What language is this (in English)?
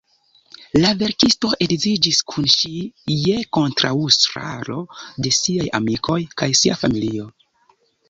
Esperanto